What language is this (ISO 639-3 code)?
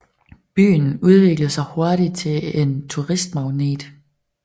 dan